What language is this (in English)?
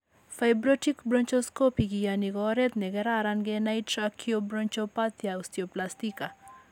Kalenjin